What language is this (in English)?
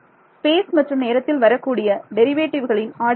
Tamil